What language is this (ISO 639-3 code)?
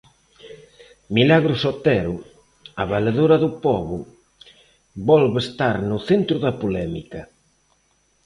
glg